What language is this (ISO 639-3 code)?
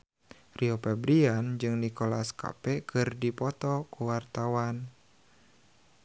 sun